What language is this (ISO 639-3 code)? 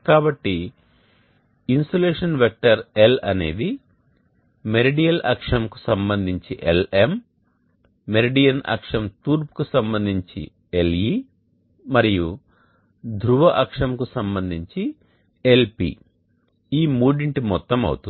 tel